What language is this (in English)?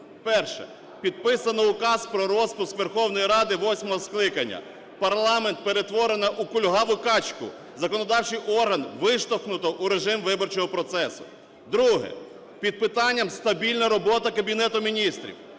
Ukrainian